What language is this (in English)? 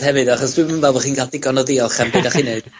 Welsh